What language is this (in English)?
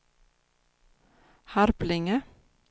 Swedish